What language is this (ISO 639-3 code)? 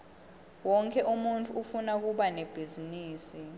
ssw